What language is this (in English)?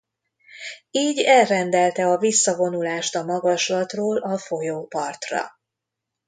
Hungarian